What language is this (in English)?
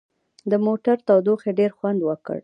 Pashto